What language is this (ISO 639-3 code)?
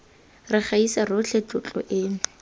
tsn